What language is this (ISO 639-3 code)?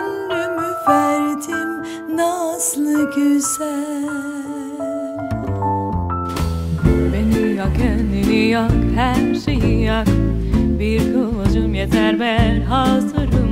tur